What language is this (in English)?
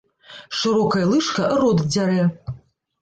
Belarusian